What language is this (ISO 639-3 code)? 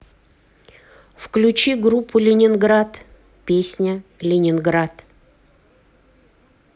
rus